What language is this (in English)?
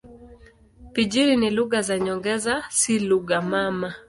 Swahili